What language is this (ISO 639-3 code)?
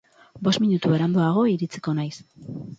eus